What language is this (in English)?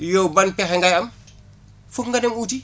Wolof